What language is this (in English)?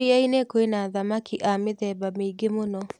Kikuyu